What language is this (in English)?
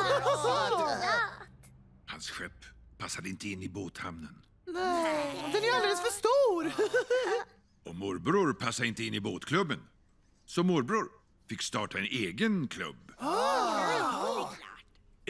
Swedish